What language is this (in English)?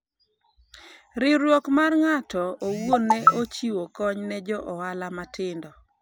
Luo (Kenya and Tanzania)